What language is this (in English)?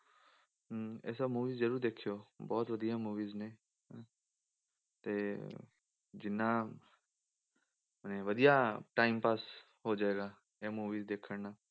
Punjabi